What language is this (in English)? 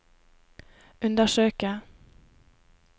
Norwegian